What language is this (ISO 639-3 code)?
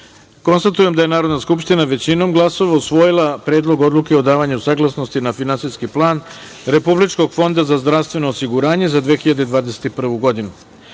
srp